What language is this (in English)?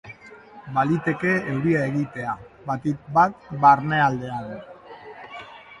Basque